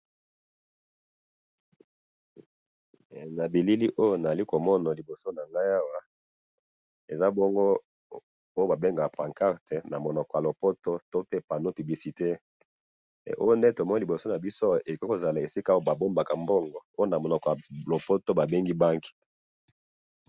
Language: Lingala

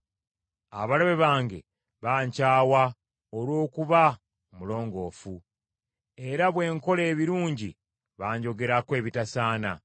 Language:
Ganda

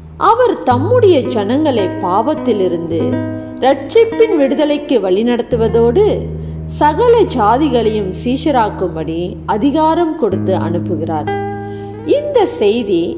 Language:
Tamil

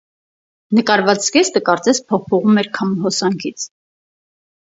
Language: Armenian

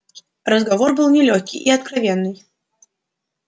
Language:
Russian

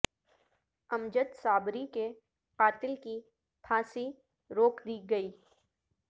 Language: Urdu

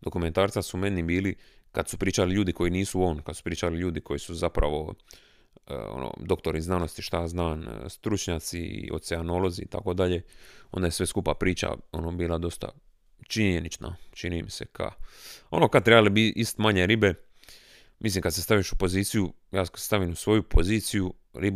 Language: Croatian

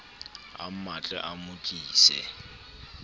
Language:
Southern Sotho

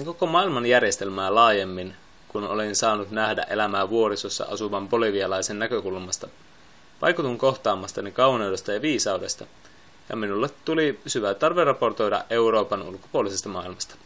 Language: Finnish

